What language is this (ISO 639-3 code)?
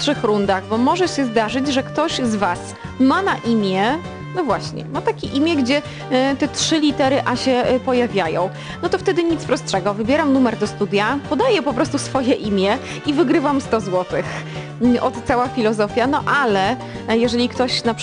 pol